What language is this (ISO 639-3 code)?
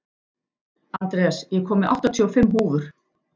isl